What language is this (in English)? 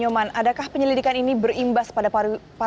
Indonesian